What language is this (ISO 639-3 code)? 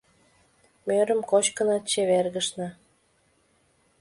chm